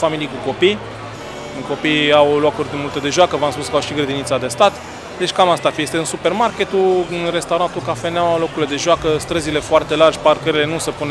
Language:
Romanian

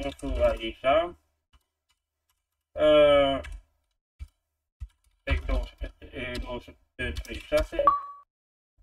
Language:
Romanian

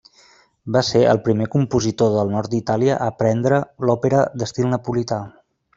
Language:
Catalan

